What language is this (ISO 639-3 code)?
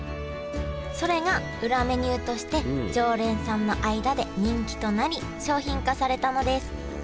jpn